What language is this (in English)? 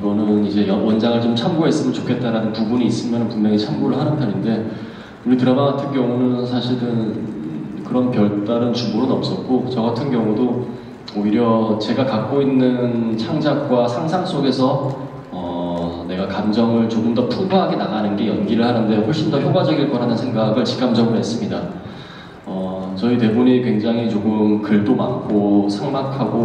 Korean